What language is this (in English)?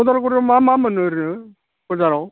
Bodo